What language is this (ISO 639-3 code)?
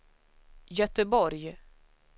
swe